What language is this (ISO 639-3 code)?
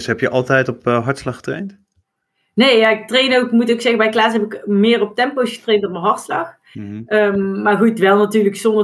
nld